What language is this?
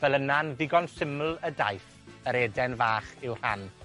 Welsh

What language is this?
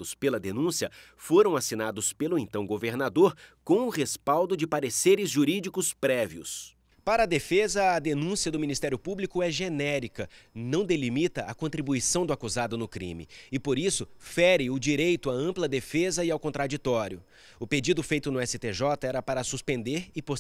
Portuguese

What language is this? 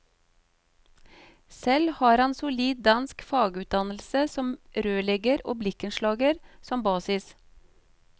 Norwegian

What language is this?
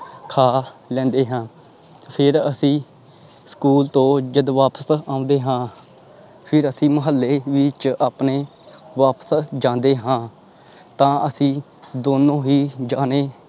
Punjabi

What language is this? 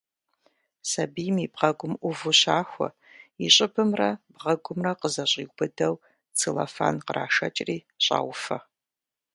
Kabardian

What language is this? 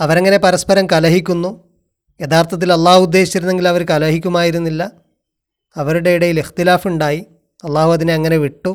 Malayalam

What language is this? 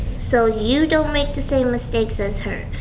English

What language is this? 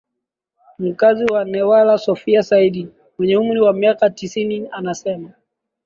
Swahili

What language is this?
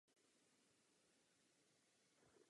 Czech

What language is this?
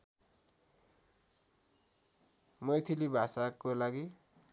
Nepali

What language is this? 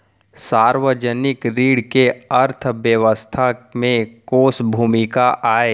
Chhattisgarhi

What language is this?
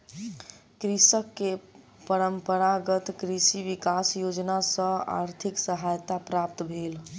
Maithili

